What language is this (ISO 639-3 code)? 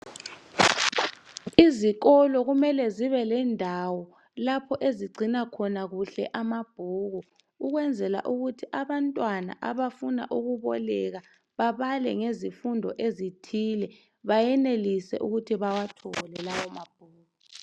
nde